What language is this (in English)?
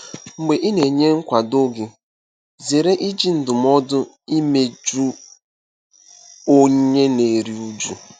Igbo